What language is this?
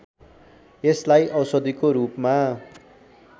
Nepali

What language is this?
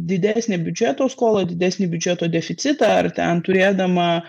Lithuanian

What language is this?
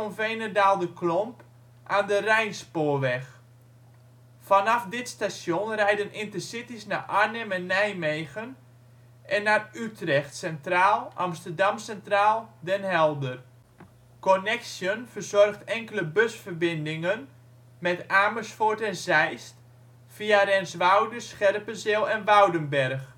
Dutch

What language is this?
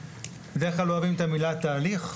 Hebrew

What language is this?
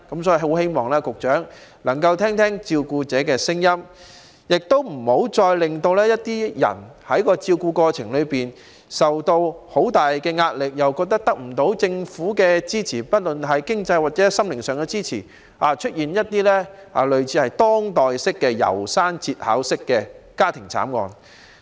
Cantonese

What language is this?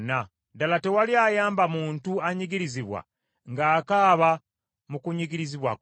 Ganda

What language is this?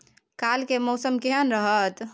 Maithili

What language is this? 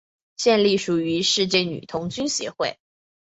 Chinese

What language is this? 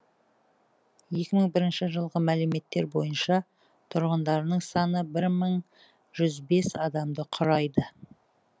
Kazakh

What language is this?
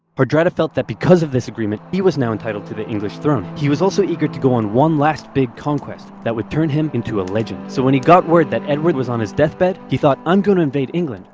English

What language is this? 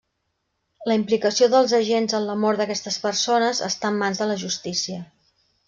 Catalan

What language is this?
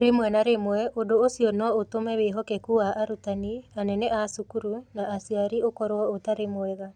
Kikuyu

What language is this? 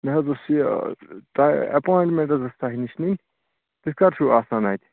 Kashmiri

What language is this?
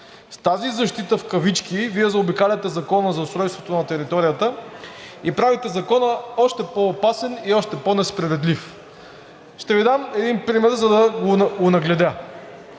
Bulgarian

